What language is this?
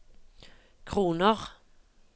Norwegian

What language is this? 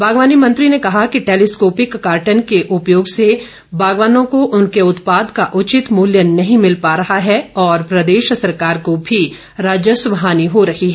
Hindi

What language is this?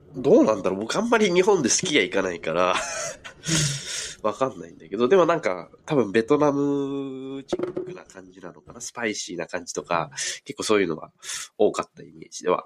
Japanese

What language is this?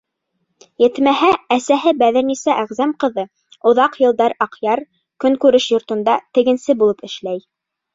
Bashkir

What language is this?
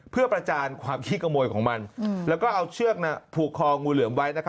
Thai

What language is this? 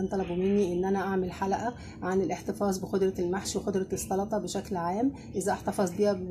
Arabic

